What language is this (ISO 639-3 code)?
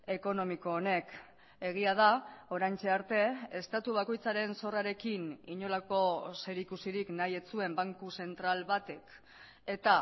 eus